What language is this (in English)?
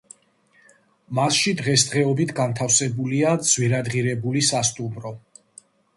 Georgian